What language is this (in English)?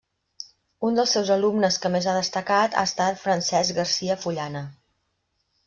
Catalan